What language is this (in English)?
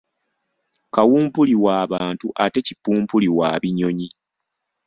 Ganda